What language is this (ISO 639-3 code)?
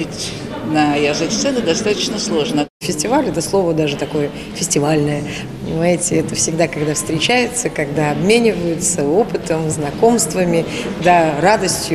rus